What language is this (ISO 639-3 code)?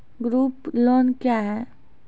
mai